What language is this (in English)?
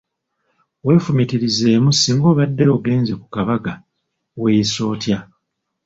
Ganda